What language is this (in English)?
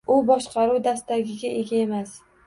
Uzbek